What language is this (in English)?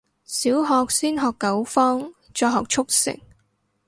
Cantonese